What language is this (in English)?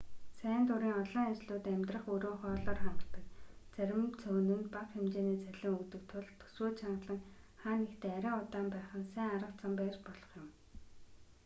Mongolian